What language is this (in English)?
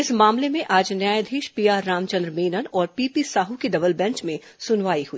Hindi